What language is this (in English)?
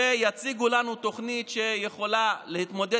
Hebrew